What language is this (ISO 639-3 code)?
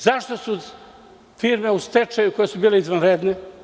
srp